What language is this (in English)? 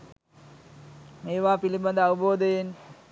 Sinhala